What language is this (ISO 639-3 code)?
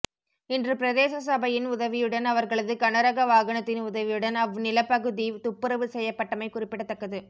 tam